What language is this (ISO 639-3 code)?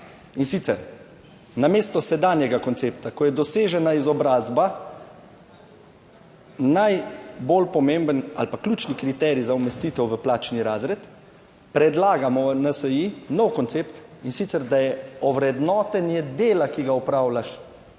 slv